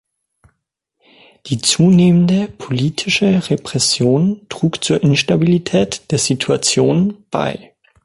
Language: German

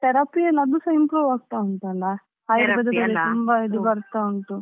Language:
Kannada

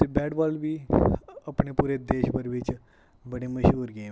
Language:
Dogri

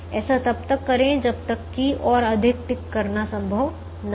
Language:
Hindi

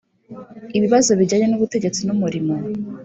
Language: Kinyarwanda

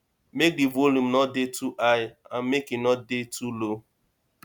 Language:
Nigerian Pidgin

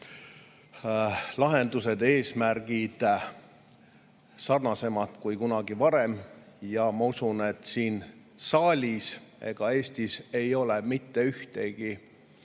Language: Estonian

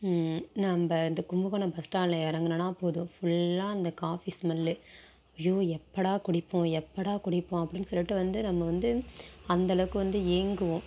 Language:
Tamil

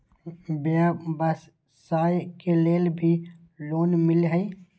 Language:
Magahi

